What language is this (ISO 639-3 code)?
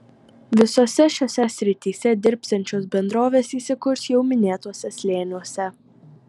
lit